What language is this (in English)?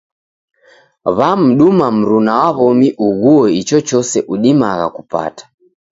Taita